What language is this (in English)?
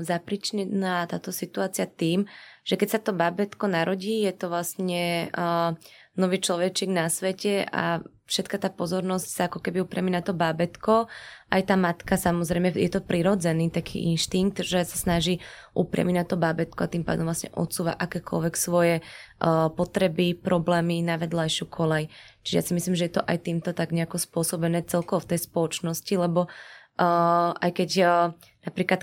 Slovak